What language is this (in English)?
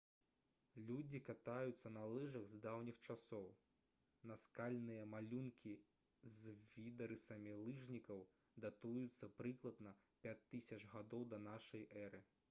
Belarusian